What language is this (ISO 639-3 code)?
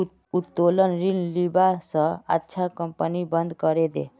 mag